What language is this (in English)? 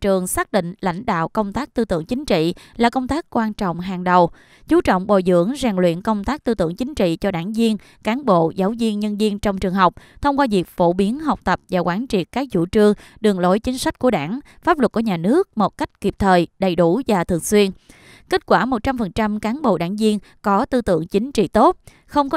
Vietnamese